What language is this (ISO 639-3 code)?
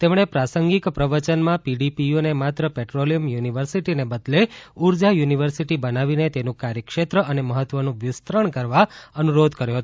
guj